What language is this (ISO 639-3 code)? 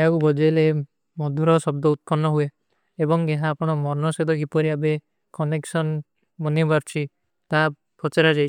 uki